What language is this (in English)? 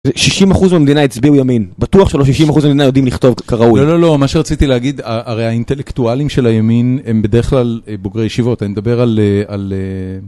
Hebrew